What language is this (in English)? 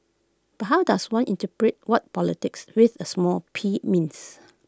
English